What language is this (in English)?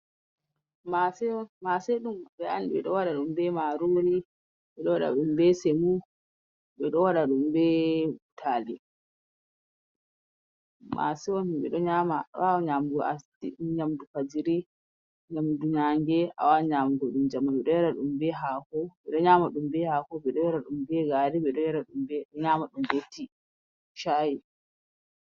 Fula